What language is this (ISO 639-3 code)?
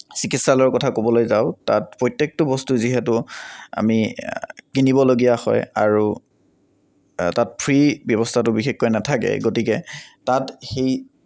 asm